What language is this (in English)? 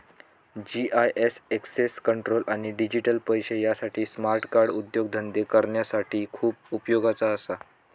Marathi